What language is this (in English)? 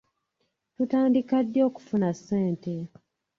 Ganda